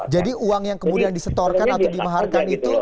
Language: Indonesian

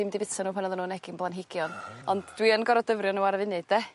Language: Welsh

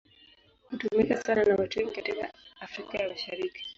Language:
Swahili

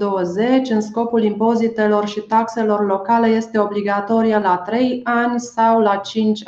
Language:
Romanian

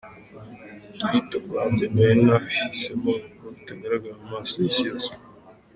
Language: Kinyarwanda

